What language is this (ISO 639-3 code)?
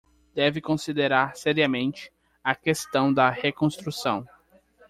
por